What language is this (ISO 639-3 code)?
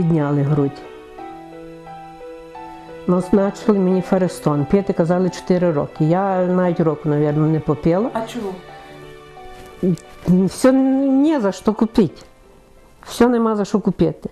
rus